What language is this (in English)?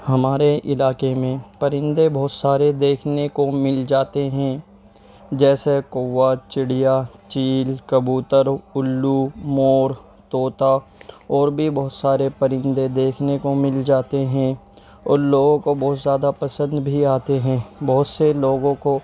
Urdu